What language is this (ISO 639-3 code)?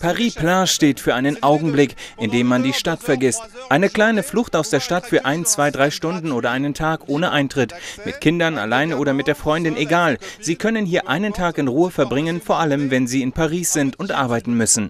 deu